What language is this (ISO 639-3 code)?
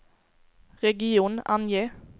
swe